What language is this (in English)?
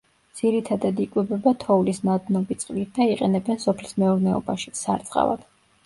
Georgian